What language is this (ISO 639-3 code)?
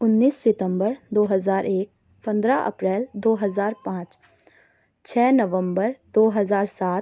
urd